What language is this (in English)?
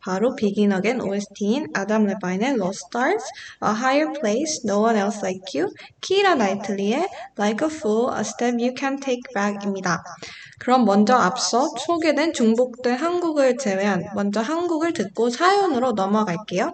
Korean